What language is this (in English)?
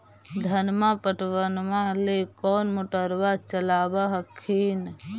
Magahi